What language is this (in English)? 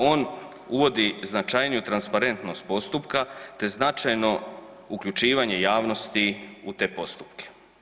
Croatian